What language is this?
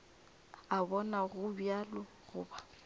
Northern Sotho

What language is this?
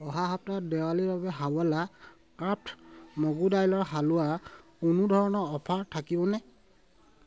Assamese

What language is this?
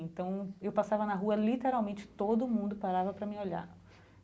Portuguese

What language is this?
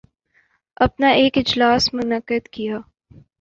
Urdu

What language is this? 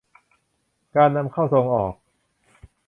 Thai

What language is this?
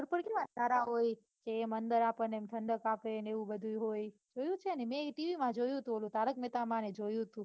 Gujarati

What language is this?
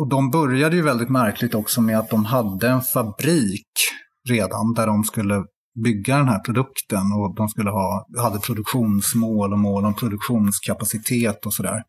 Swedish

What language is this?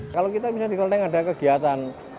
Indonesian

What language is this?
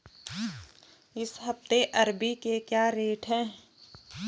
Hindi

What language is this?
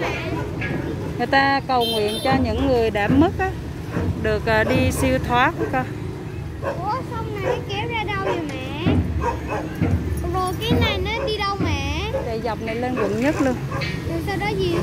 Vietnamese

